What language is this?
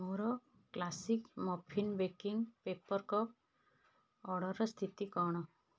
Odia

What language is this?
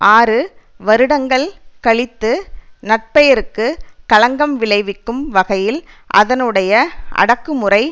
Tamil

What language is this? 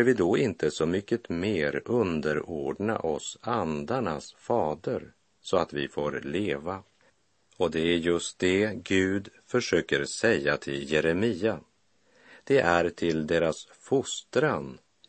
Swedish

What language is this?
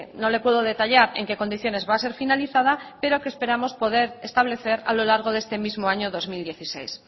Spanish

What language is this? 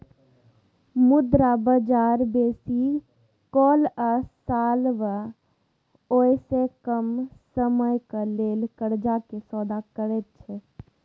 Maithili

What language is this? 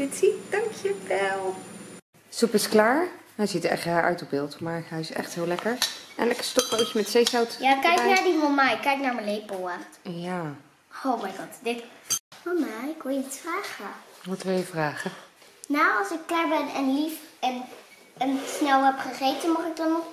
Dutch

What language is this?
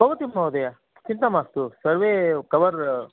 Sanskrit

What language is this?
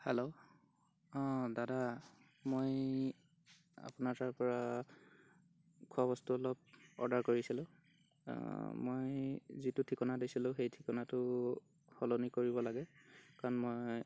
Assamese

